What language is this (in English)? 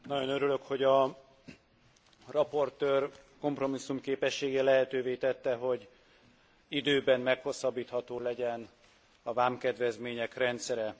Hungarian